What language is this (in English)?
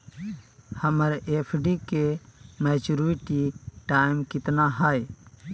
Magahi